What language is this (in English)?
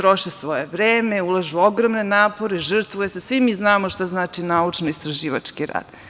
Serbian